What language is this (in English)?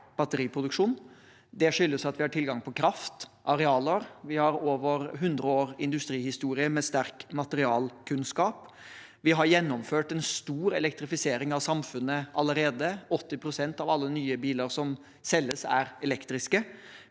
Norwegian